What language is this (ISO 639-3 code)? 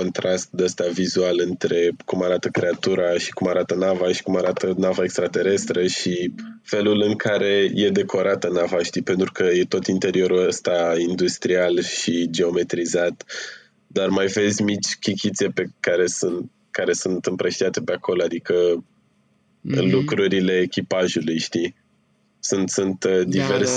ron